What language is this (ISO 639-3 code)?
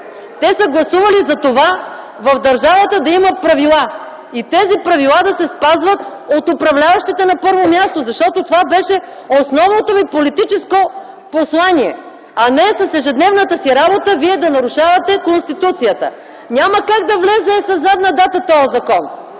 bul